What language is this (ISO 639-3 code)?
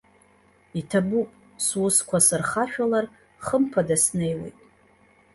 abk